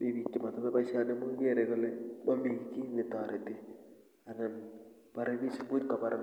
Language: Kalenjin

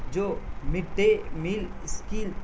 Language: Urdu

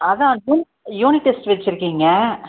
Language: Tamil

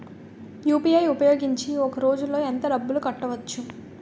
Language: Telugu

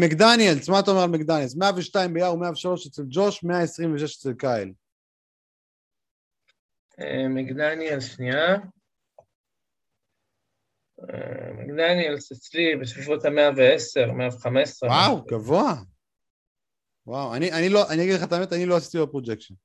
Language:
Hebrew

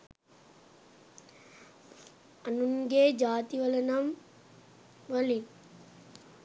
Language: Sinhala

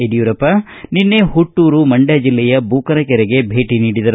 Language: Kannada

